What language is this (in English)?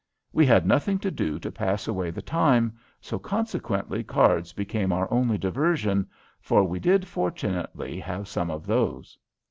English